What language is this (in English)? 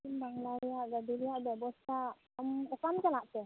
Santali